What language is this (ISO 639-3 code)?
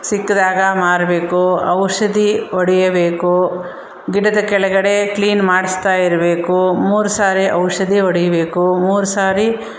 kan